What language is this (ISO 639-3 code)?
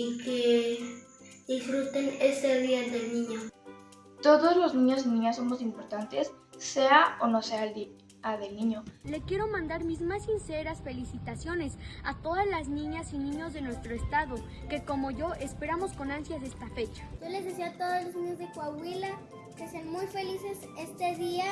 spa